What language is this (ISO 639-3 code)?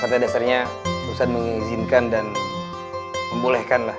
ind